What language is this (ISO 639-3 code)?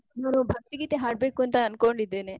kan